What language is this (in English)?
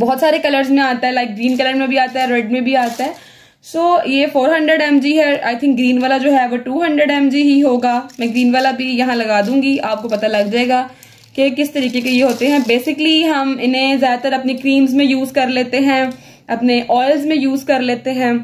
Hindi